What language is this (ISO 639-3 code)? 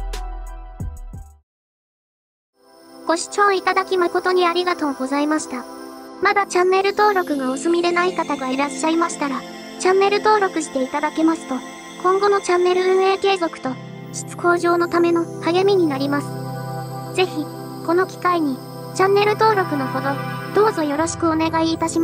jpn